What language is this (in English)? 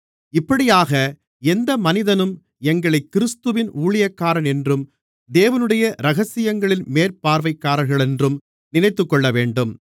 Tamil